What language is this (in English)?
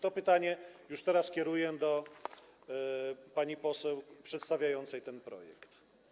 Polish